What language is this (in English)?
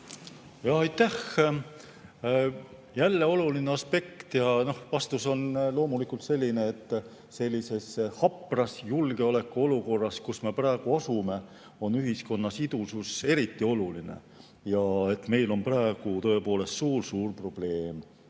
Estonian